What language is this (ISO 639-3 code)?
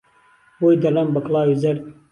ckb